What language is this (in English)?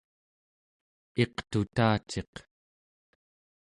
Central Yupik